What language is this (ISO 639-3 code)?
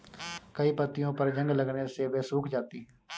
hin